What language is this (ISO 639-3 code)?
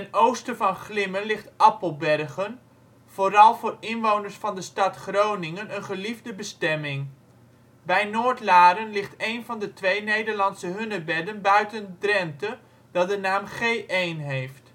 nld